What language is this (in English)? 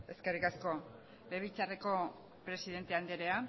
Basque